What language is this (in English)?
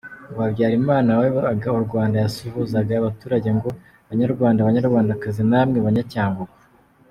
Kinyarwanda